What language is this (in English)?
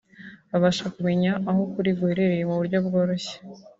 Kinyarwanda